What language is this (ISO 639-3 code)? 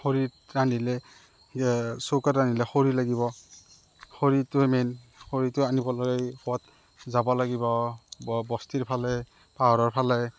asm